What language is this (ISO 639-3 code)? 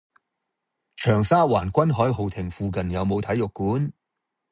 yue